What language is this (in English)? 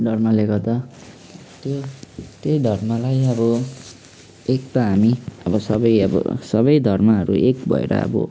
Nepali